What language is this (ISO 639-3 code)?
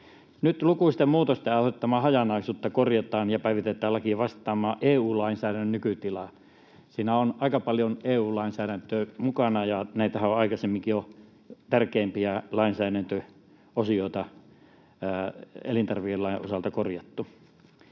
fin